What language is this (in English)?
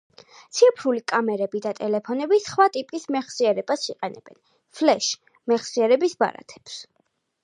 Georgian